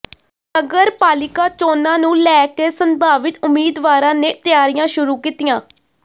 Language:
Punjabi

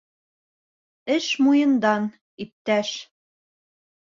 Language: Bashkir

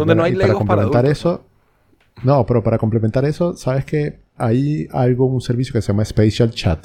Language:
Spanish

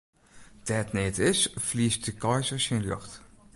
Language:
Western Frisian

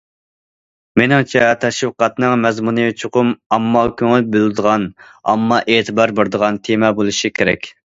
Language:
Uyghur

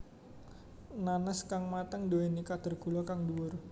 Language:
Javanese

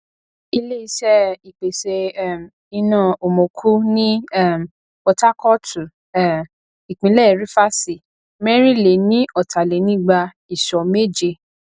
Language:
Yoruba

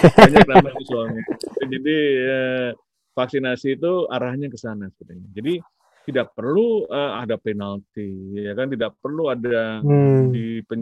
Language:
Indonesian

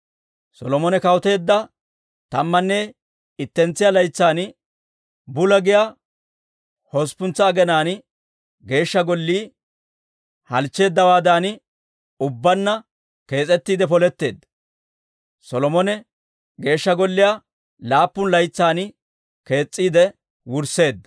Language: Dawro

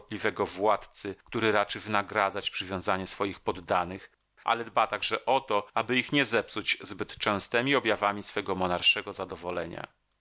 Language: Polish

